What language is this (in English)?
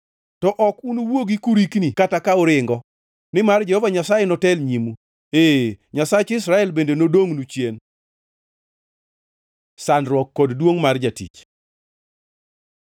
Luo (Kenya and Tanzania)